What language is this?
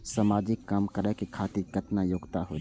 Maithili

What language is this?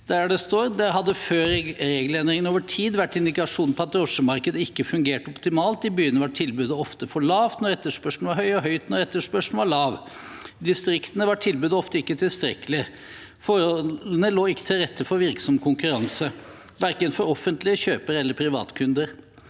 Norwegian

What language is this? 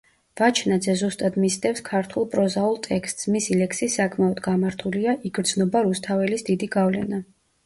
Georgian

